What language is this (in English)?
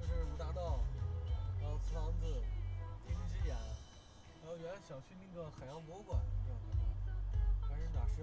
Chinese